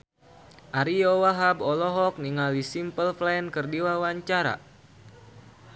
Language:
Sundanese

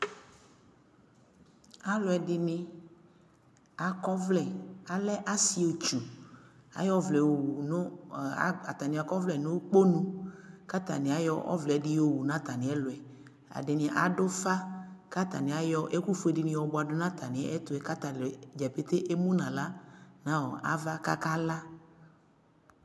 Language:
Ikposo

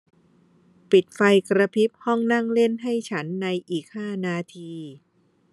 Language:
Thai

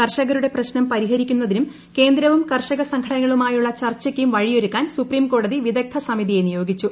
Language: Malayalam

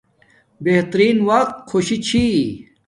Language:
Domaaki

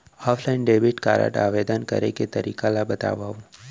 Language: Chhattisgarhi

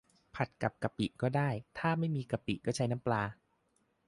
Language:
Thai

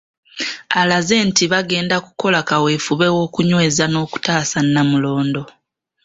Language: Ganda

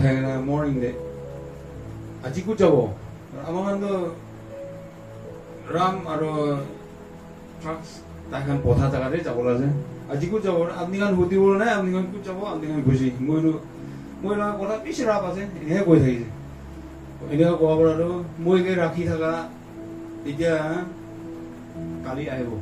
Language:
Korean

